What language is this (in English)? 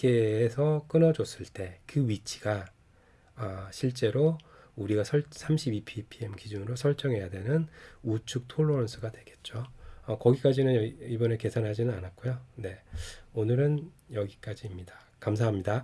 Korean